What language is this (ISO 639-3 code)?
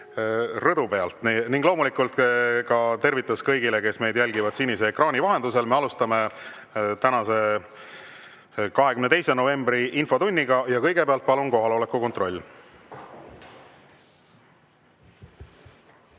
est